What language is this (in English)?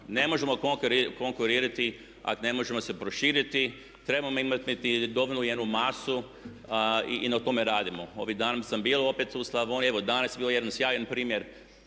Croatian